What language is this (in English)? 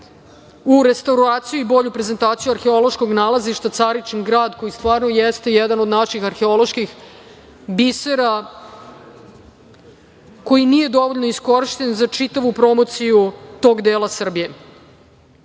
Serbian